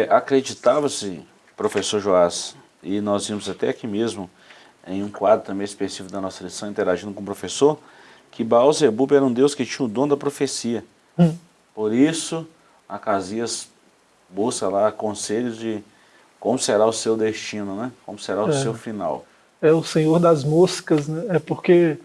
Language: Portuguese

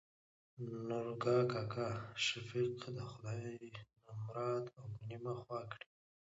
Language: Pashto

